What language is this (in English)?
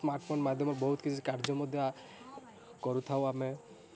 Odia